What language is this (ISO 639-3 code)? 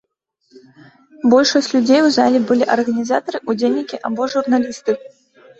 bel